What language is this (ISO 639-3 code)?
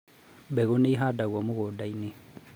kik